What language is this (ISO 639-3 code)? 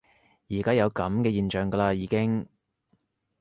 yue